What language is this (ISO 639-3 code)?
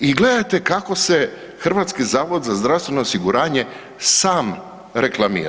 hrv